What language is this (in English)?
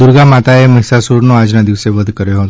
Gujarati